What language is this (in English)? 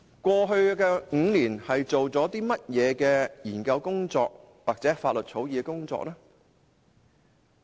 Cantonese